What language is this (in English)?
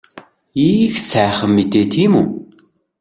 Mongolian